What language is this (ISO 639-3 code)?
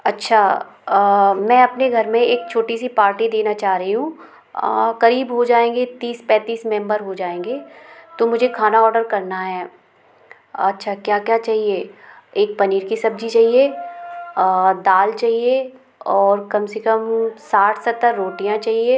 hin